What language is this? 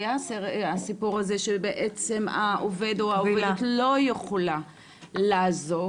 Hebrew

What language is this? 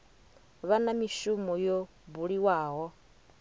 Venda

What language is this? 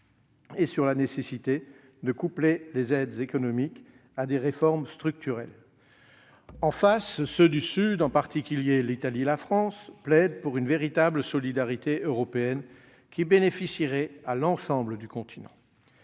French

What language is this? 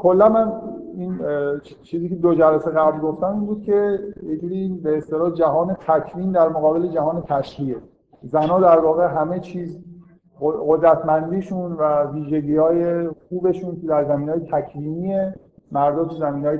Persian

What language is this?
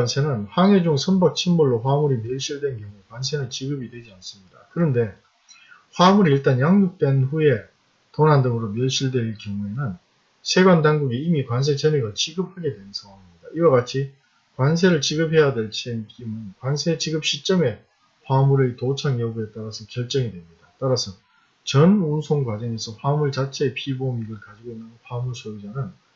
Korean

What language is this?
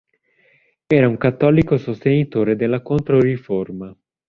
Italian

